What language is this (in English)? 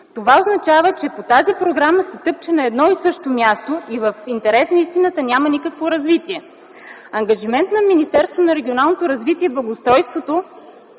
Bulgarian